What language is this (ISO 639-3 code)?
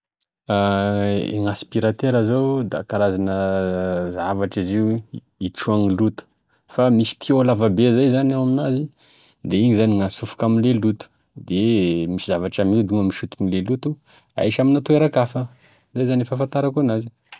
tkg